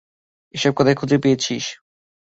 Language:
Bangla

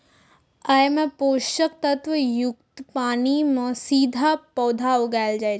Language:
Maithili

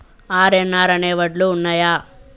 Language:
Telugu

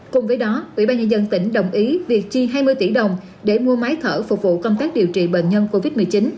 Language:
Vietnamese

